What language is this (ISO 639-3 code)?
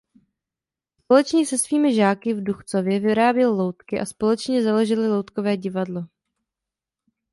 ces